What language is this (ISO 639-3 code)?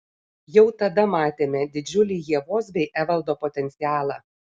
lit